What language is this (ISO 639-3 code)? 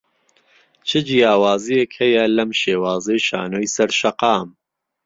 ckb